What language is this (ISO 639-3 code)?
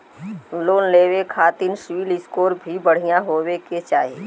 bho